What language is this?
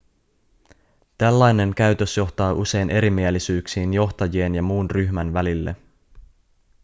Finnish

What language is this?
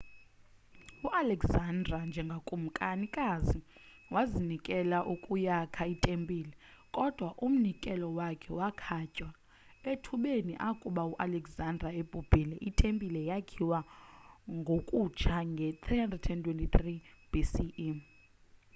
Xhosa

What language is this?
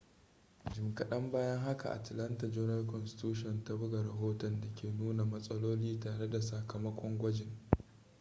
Hausa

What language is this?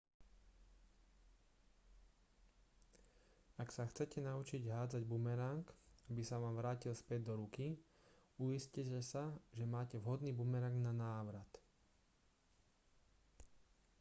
Slovak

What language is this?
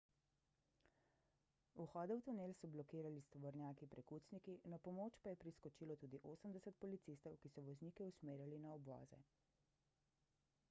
Slovenian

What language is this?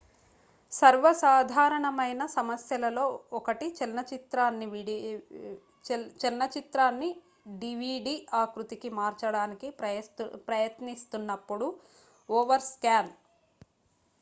Telugu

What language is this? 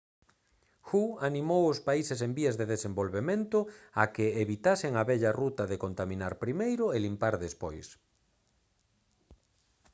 Galician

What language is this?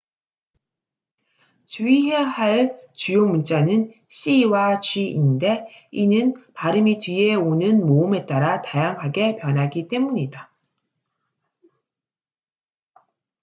Korean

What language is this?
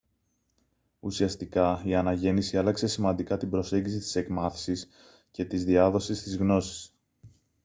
Greek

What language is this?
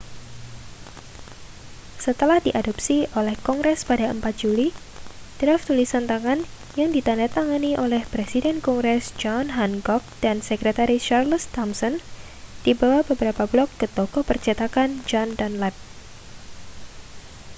Indonesian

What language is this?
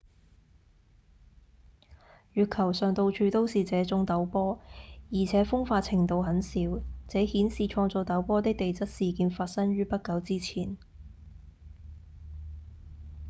Cantonese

